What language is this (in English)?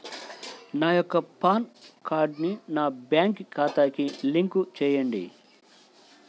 Telugu